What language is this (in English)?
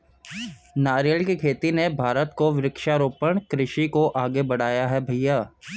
Hindi